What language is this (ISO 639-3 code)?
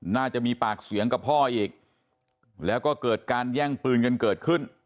tha